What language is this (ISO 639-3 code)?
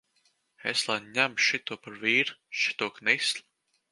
lav